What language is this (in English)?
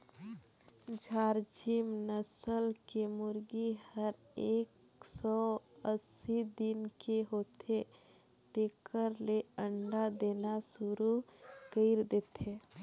Chhattisgarhi